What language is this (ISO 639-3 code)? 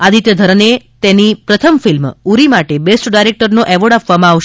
guj